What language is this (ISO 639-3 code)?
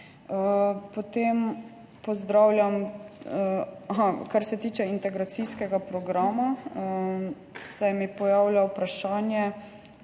slv